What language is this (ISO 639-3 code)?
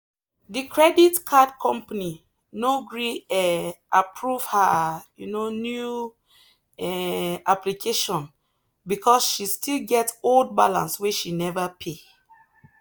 pcm